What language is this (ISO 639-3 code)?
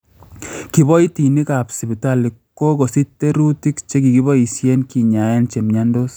kln